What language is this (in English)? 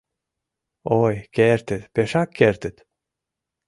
Mari